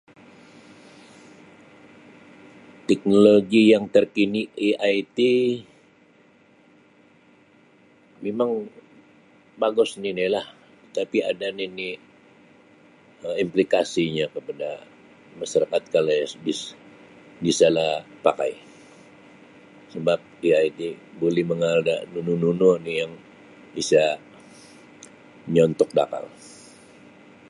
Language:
Sabah Bisaya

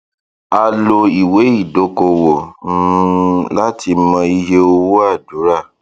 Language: Yoruba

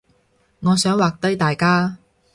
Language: Cantonese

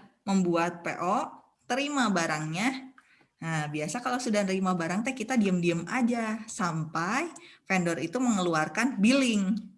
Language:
Indonesian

